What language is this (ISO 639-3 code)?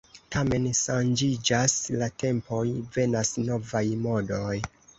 epo